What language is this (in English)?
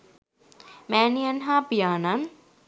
Sinhala